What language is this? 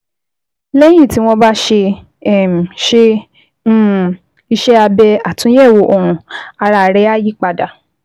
Yoruba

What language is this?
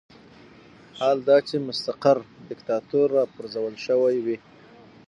Pashto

